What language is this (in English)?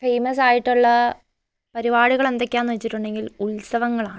Malayalam